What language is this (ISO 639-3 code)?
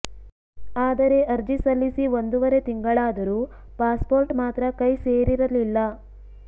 kan